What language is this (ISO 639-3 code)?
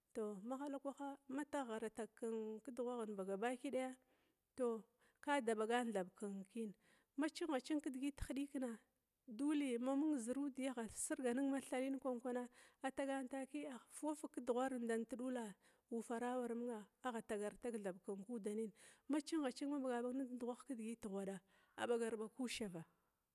glw